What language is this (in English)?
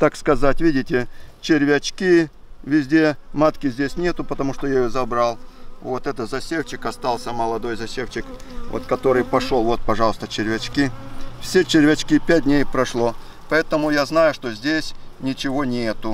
Russian